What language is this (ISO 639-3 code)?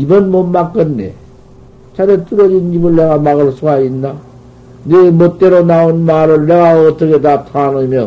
kor